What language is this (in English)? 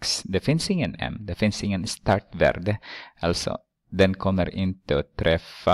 Swedish